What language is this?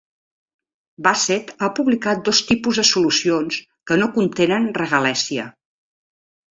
Catalan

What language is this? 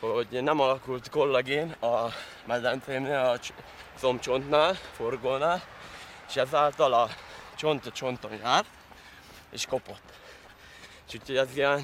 Hungarian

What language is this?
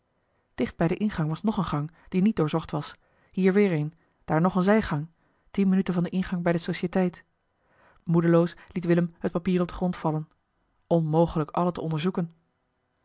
Dutch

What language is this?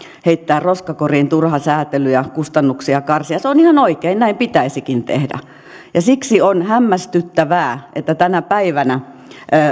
Finnish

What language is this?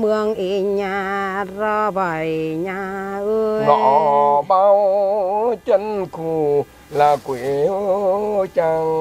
Vietnamese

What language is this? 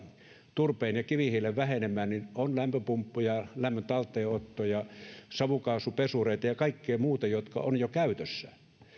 Finnish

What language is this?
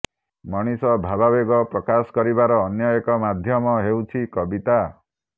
Odia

